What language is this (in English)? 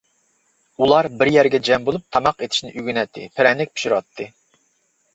Uyghur